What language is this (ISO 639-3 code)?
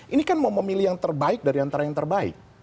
ind